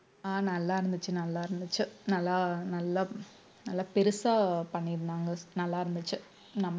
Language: Tamil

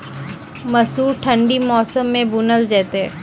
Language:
Maithili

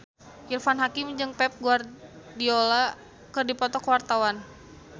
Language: Sundanese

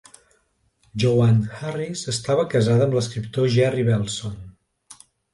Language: Catalan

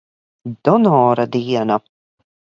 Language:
Latvian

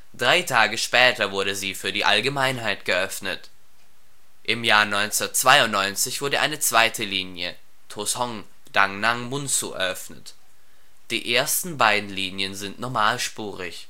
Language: German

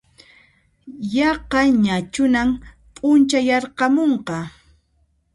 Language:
Puno Quechua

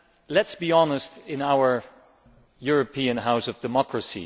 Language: English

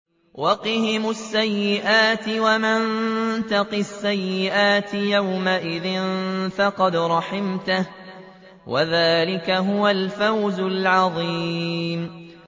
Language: Arabic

